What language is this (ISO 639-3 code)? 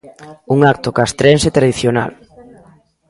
glg